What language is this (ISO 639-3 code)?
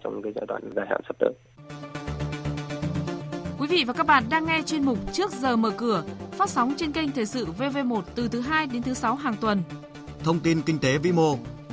vie